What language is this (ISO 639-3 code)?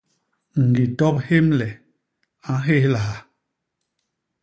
bas